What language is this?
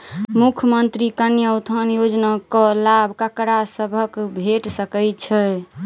Maithili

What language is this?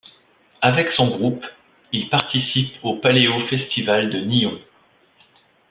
French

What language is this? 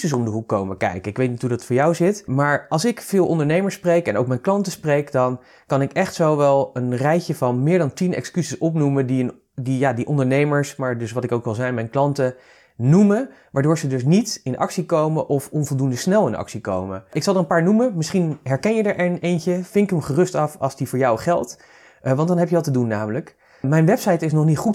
Dutch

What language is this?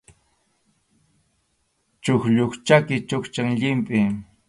Arequipa-La Unión Quechua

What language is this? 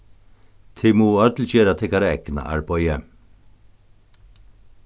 Faroese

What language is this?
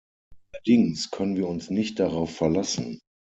German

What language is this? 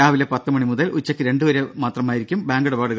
Malayalam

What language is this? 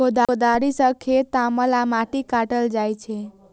Maithili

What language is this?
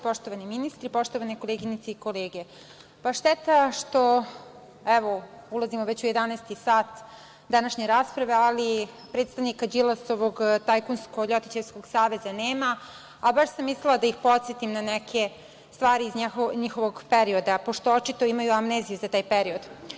Serbian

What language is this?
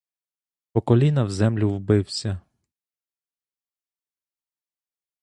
Ukrainian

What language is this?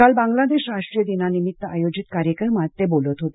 Marathi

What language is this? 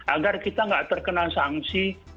Indonesian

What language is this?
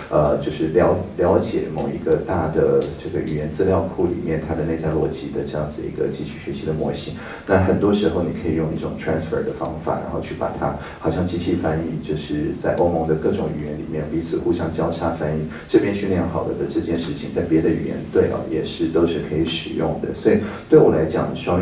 Chinese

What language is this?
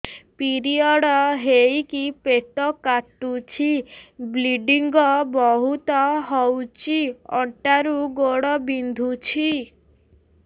Odia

